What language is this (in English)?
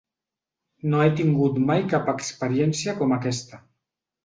Catalan